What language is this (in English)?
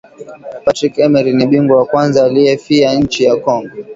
Swahili